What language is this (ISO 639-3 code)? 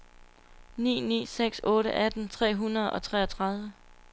dan